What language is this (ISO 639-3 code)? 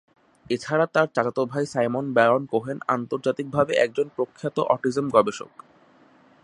ben